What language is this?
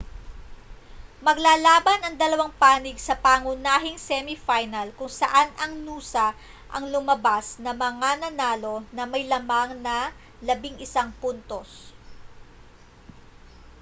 Filipino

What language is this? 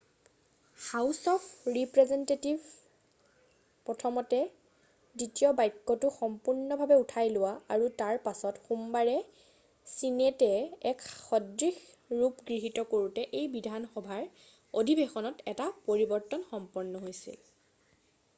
Assamese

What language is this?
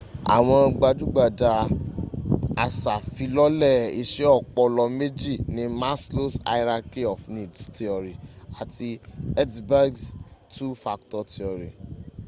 Yoruba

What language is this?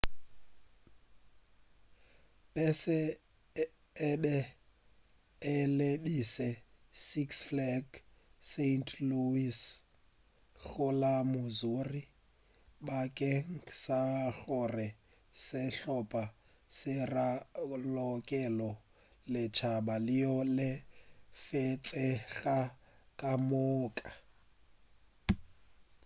Northern Sotho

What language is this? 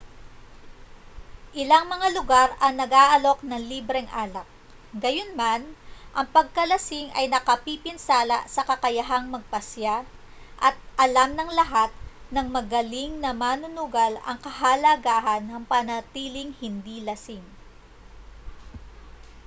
Filipino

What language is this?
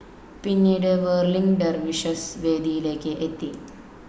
Malayalam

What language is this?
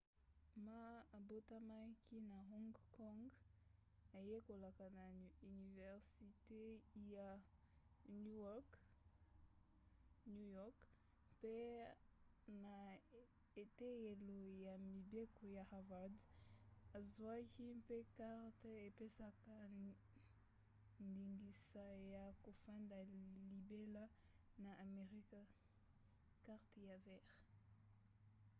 Lingala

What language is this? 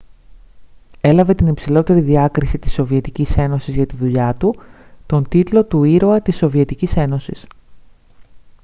Greek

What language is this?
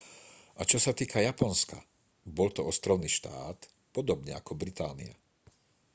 Slovak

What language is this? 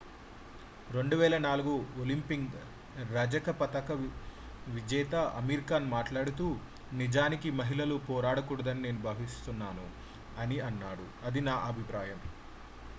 Telugu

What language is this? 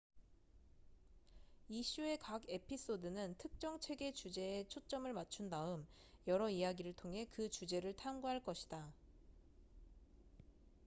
Korean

